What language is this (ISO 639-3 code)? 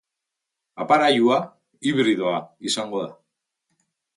eus